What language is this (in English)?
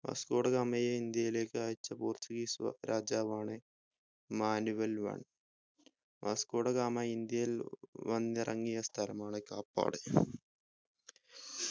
Malayalam